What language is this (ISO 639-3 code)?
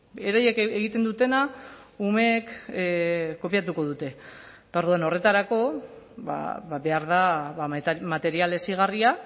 eus